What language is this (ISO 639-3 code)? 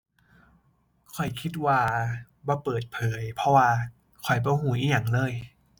tha